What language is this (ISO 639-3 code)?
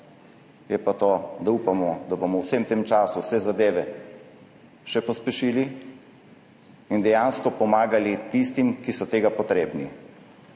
slv